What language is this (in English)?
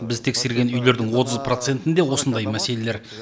Kazakh